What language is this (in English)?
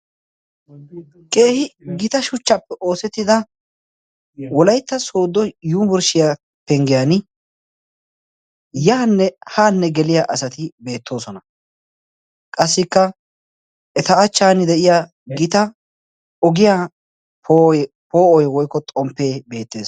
Wolaytta